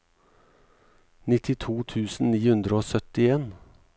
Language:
Norwegian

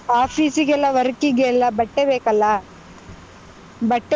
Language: Kannada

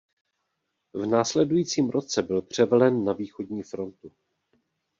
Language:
Czech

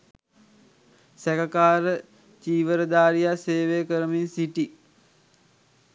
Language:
Sinhala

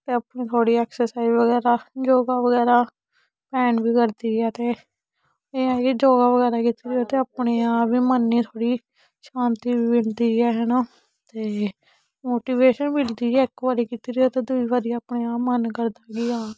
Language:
Dogri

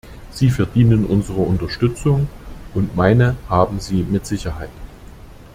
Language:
German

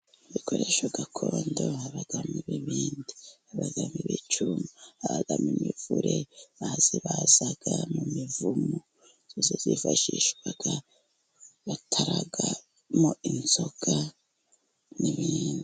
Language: Kinyarwanda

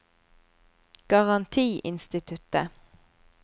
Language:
Norwegian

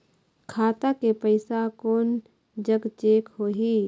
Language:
Chhattisgarhi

